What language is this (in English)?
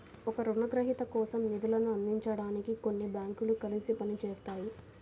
Telugu